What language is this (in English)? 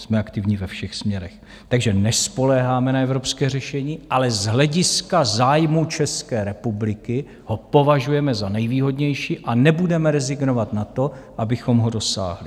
Czech